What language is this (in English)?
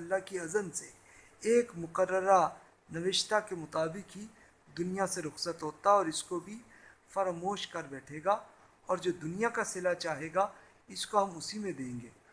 Urdu